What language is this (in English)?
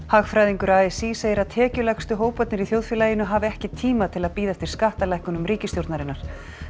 Icelandic